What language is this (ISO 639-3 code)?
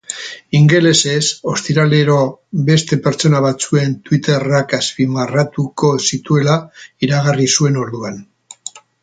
eus